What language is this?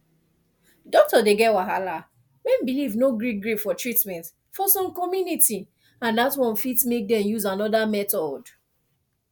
Nigerian Pidgin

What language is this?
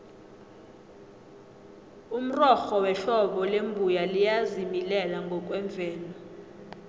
South Ndebele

